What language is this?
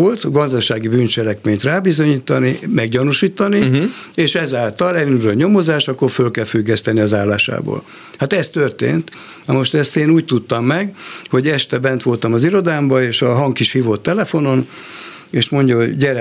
Hungarian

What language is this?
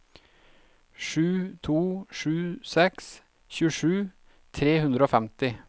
Norwegian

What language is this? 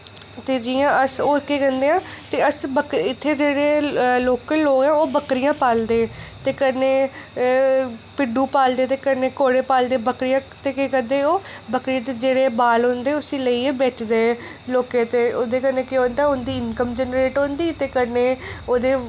Dogri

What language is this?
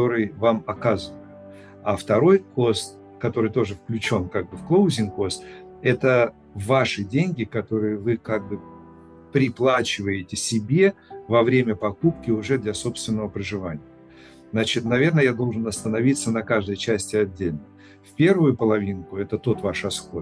Russian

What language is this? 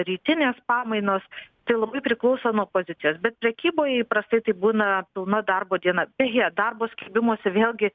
Lithuanian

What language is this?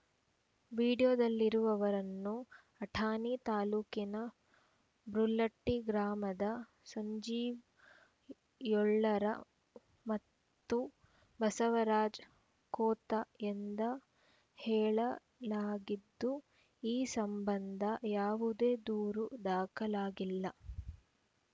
Kannada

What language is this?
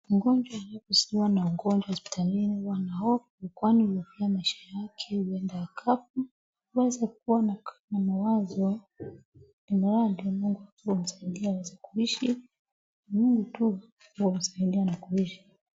Swahili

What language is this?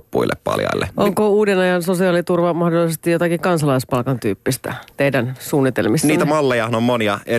Finnish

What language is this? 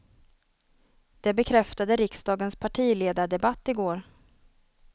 Swedish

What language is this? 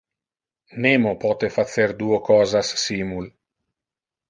Interlingua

